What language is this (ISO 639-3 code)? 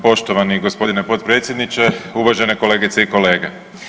hrv